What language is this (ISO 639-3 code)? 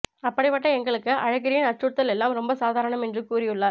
tam